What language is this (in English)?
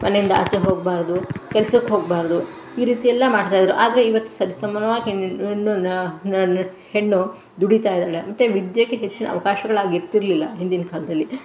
Kannada